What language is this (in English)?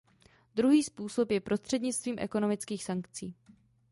Czech